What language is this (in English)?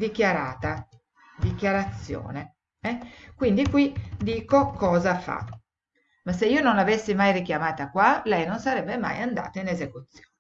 Italian